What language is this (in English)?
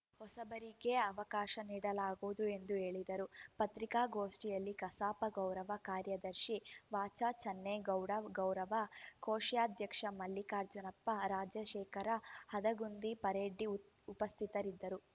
Kannada